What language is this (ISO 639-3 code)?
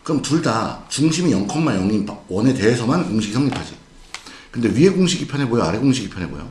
kor